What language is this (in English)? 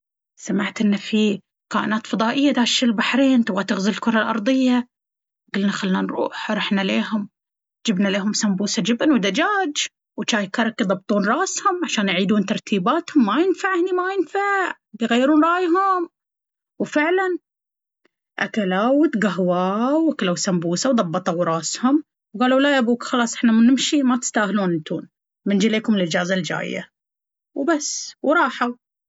Baharna Arabic